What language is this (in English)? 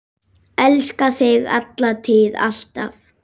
Icelandic